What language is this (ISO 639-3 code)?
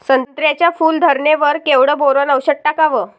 mar